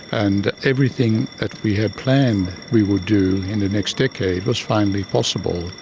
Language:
English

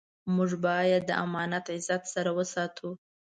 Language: Pashto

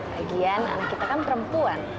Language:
Indonesian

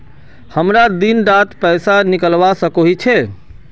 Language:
Magahi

